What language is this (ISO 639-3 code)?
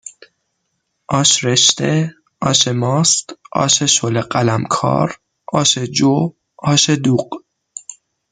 fas